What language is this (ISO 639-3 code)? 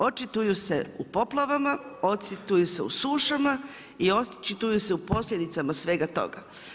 hrv